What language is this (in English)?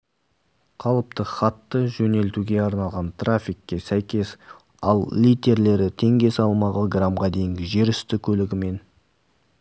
Kazakh